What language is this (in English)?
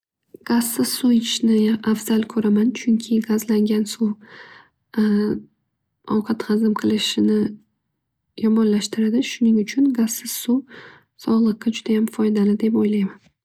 Uzbek